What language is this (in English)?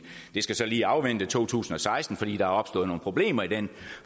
Danish